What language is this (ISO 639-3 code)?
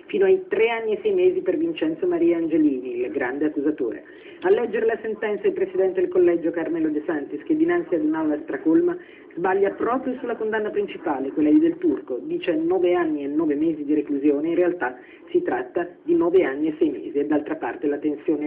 ita